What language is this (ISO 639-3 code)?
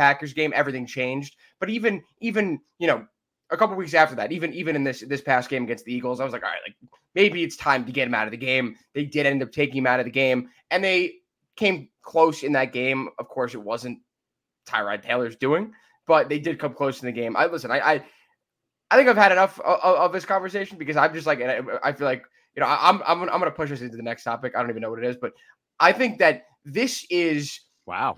eng